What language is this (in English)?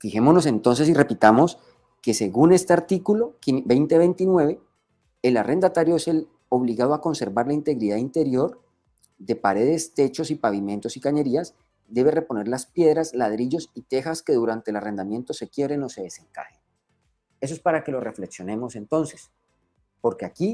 Spanish